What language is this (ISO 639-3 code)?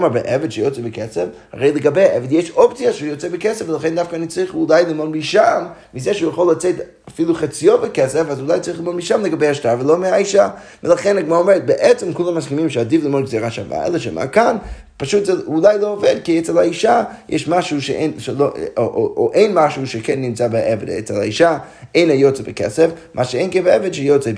heb